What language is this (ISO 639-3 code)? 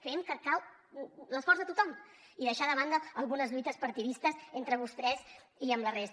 cat